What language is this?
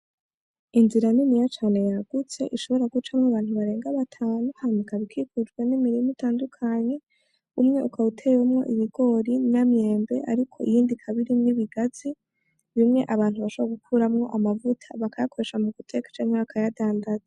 Rundi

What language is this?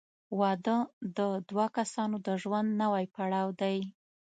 Pashto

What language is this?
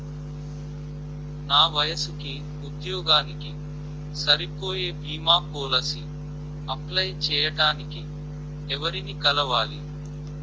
Telugu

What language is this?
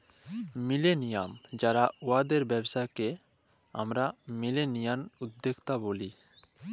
Bangla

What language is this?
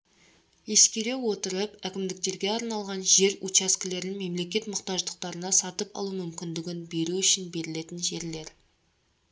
Kazakh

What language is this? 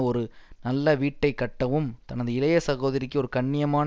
Tamil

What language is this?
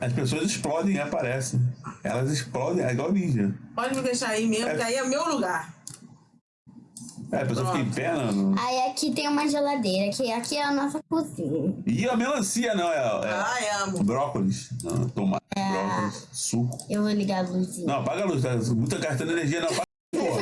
Portuguese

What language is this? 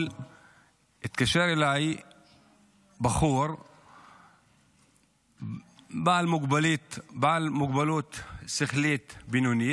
Hebrew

